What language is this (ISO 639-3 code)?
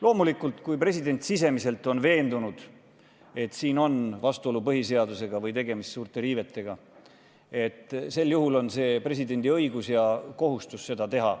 est